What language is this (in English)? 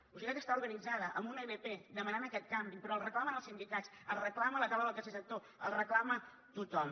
Catalan